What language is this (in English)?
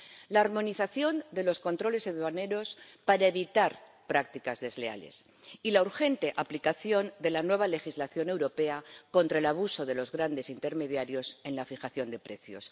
Spanish